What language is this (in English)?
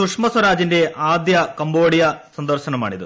Malayalam